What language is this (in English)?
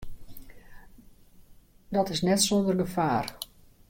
Western Frisian